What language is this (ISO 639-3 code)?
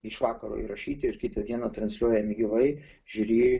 lit